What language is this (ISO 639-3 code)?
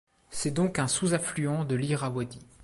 fra